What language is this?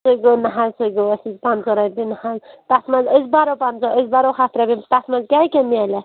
Kashmiri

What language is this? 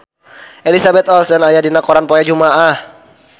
Sundanese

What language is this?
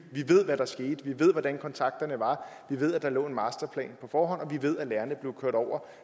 Danish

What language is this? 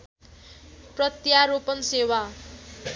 Nepali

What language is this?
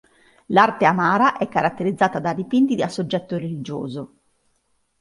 Italian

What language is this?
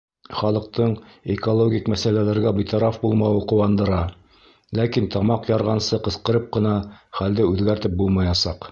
Bashkir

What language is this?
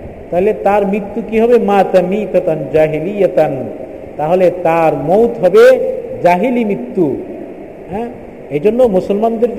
Bangla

